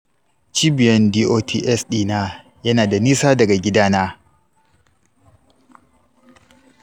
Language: Hausa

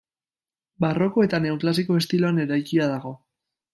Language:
Basque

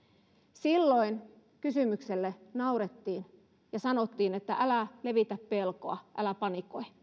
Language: Finnish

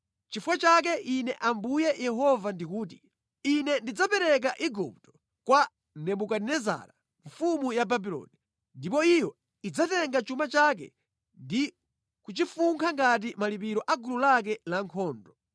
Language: Nyanja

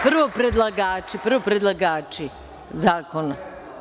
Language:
Serbian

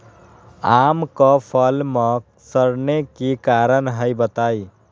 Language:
Magahi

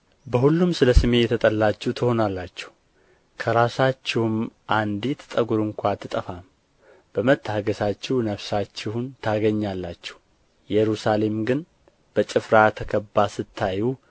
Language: Amharic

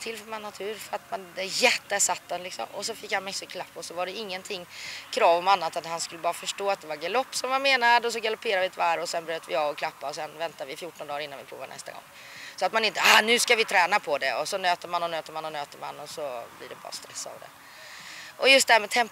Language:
Swedish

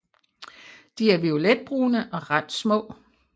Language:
Danish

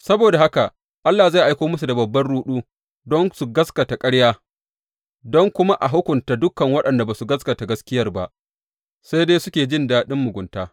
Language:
Hausa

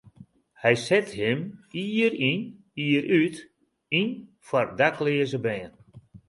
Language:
Western Frisian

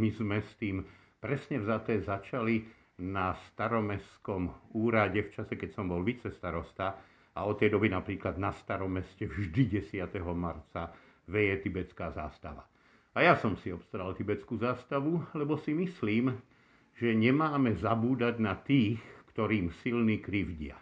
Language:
Slovak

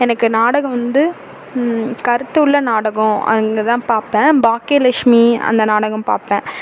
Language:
Tamil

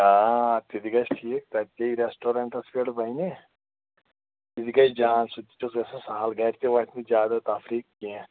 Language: Kashmiri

